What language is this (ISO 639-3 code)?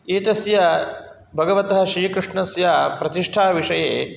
san